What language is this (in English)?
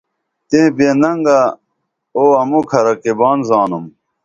Dameli